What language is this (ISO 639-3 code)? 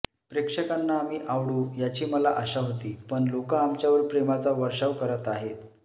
mar